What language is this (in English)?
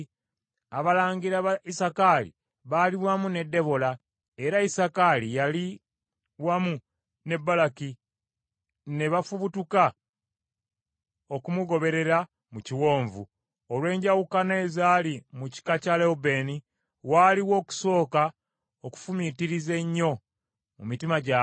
Ganda